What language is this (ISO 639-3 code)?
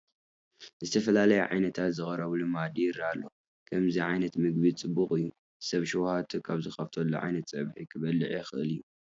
tir